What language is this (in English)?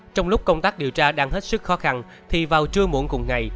Vietnamese